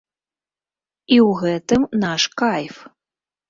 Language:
Belarusian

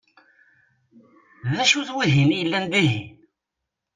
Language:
Kabyle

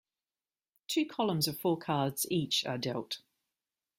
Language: English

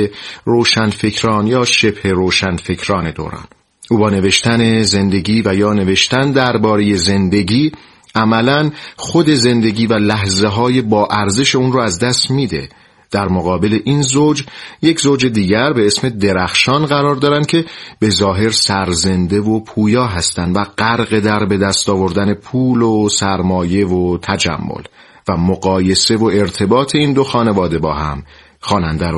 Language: Persian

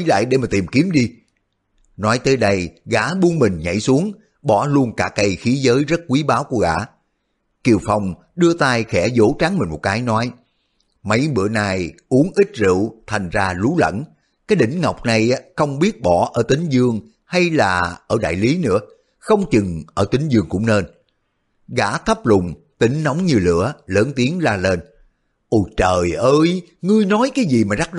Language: Vietnamese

